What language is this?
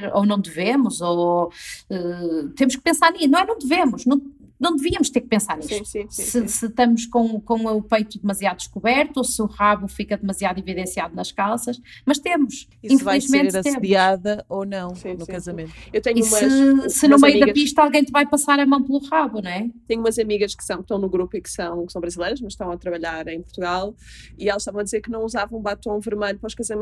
Portuguese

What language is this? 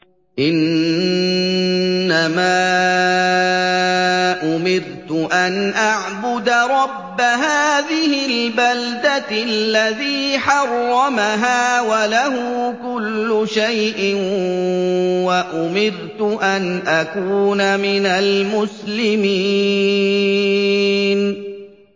Arabic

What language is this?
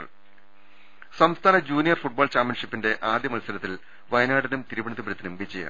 Malayalam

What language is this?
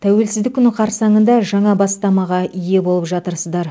Kazakh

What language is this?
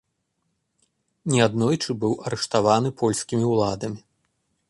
Belarusian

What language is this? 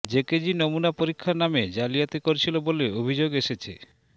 Bangla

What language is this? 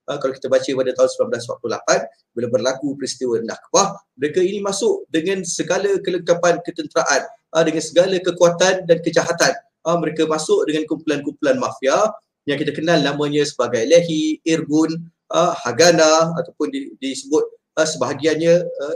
Malay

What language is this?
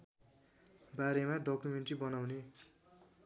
Nepali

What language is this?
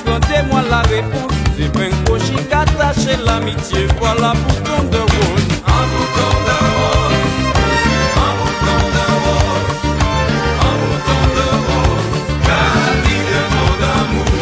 Spanish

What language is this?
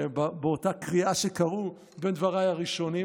Hebrew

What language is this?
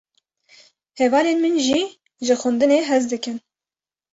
Kurdish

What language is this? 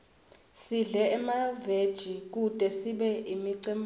Swati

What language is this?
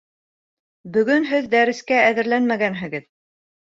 Bashkir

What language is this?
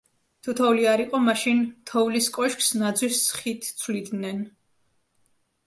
Georgian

